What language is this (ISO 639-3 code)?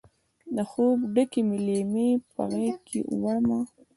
pus